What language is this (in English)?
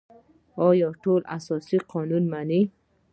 Pashto